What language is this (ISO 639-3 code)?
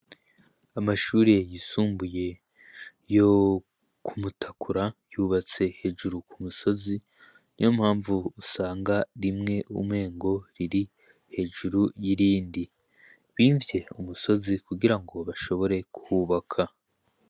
run